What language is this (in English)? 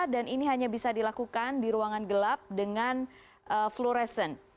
Indonesian